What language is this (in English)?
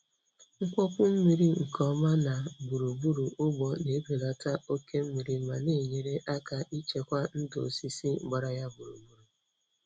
Igbo